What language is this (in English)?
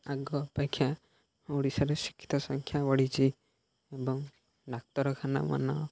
Odia